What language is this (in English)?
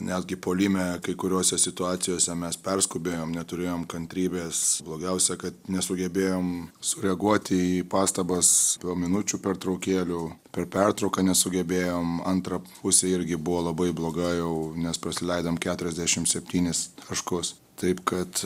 Lithuanian